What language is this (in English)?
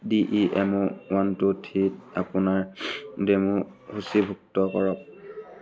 Assamese